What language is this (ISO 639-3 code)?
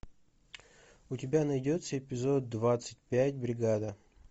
rus